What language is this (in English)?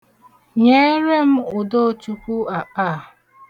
Igbo